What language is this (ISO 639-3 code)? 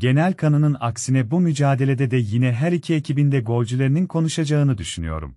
tur